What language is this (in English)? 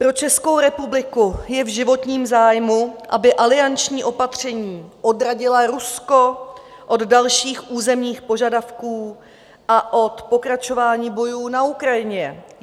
Czech